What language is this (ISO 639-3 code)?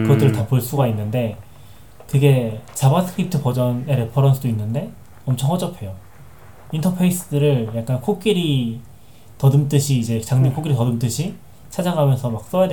kor